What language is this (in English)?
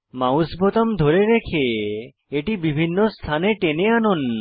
Bangla